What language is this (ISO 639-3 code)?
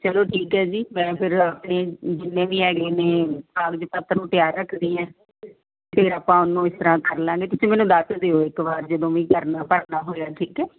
pan